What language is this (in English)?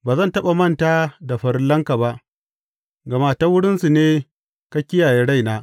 Hausa